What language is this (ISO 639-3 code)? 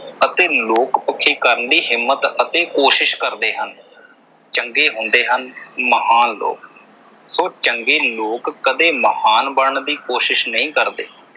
pan